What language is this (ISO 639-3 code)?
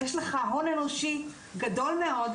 heb